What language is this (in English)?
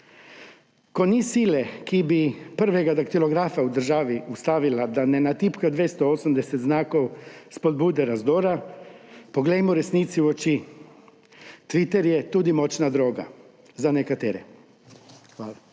Slovenian